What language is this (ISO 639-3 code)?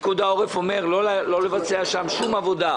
heb